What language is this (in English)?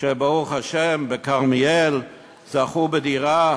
Hebrew